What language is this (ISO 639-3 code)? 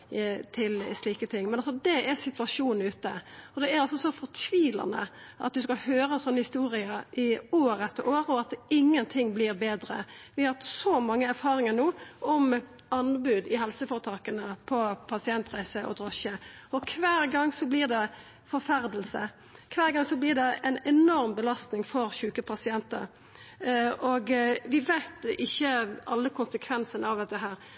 nno